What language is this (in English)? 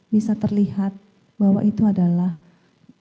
Indonesian